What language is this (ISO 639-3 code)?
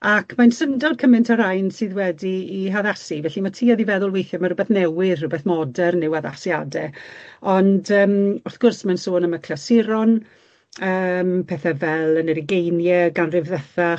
cym